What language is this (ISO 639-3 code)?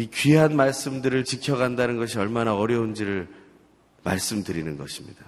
kor